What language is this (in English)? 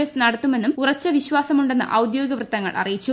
Malayalam